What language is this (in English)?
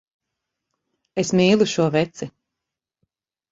Latvian